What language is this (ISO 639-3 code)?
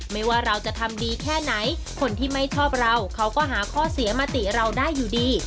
tha